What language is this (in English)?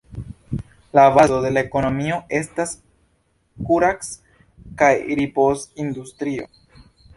Esperanto